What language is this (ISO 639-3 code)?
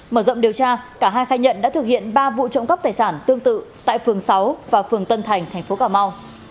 vie